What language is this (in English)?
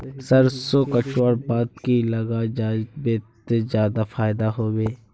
Magahi